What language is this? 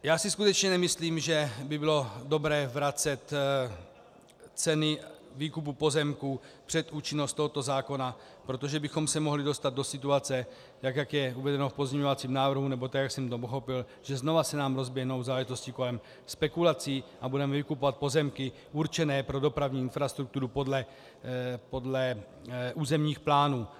Czech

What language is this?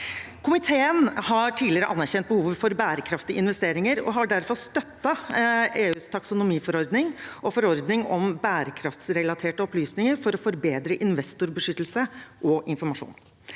Norwegian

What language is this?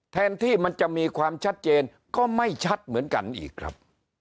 Thai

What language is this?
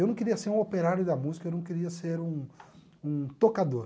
Portuguese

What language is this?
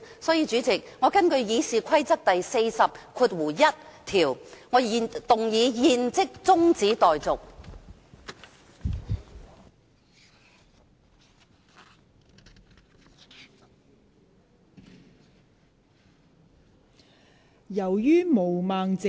Cantonese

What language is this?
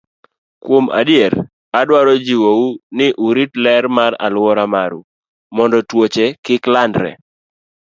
Luo (Kenya and Tanzania)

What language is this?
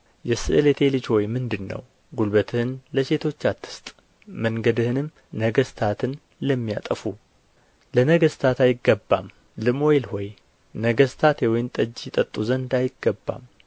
Amharic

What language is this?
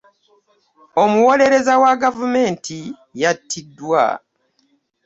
Ganda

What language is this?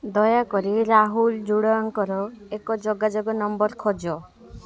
Odia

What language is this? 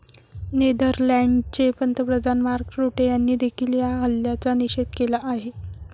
Marathi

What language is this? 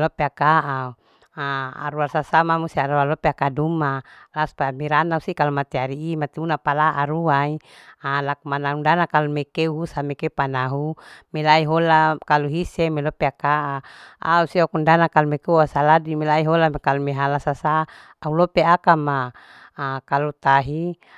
Larike-Wakasihu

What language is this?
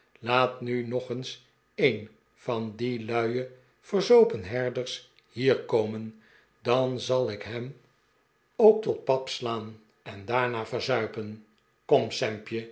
Dutch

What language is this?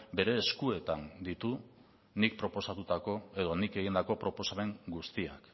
Basque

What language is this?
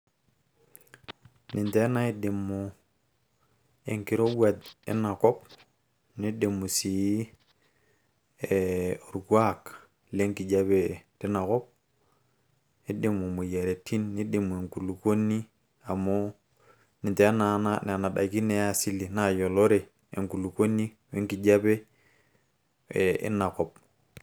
Masai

